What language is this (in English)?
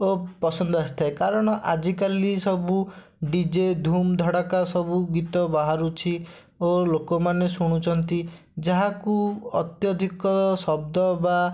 Odia